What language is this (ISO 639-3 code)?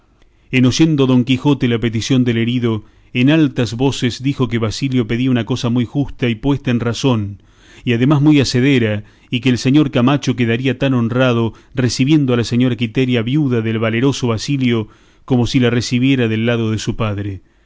spa